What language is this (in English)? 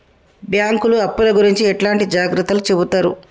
Telugu